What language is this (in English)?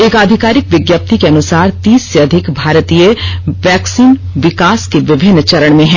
Hindi